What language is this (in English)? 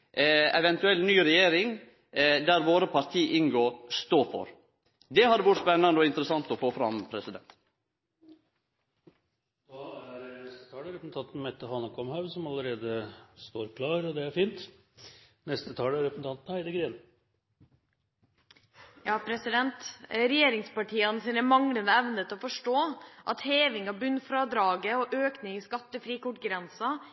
Norwegian